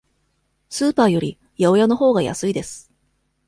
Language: Japanese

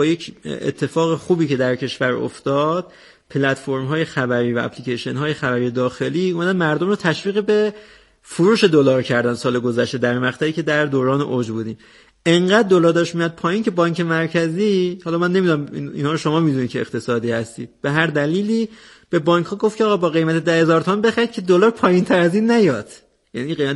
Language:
Persian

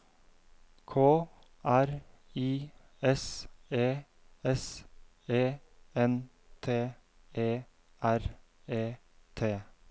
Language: Norwegian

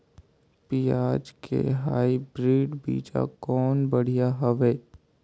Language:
Chhattisgarhi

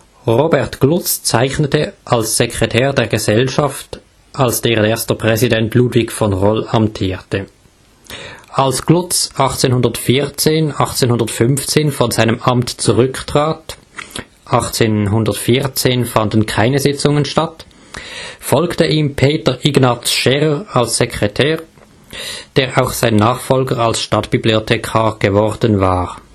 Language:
German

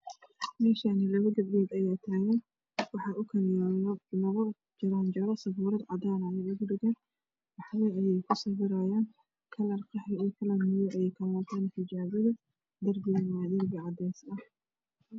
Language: Somali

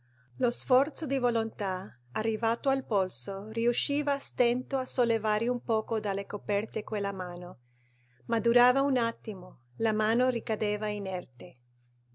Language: Italian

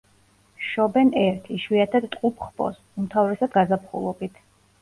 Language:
Georgian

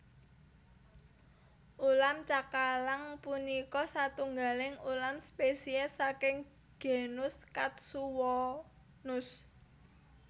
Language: Javanese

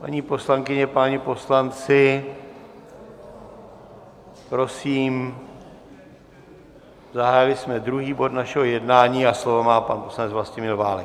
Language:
Czech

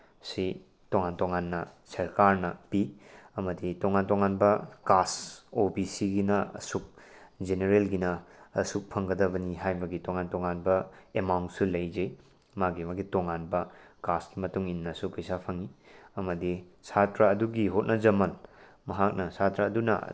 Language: Manipuri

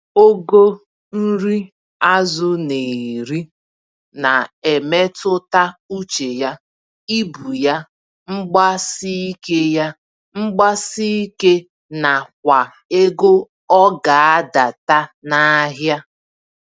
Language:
Igbo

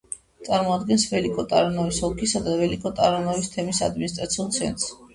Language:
Georgian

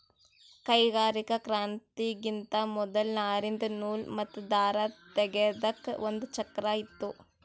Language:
Kannada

